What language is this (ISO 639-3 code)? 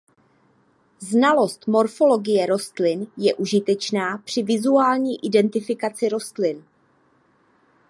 ces